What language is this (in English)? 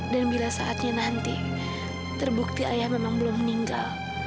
Indonesian